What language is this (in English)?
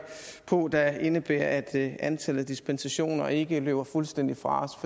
Danish